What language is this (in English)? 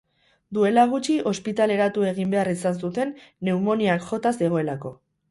Basque